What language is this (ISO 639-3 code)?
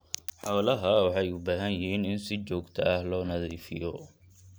som